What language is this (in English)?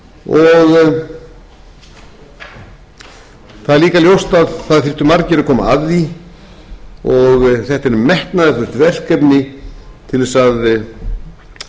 Icelandic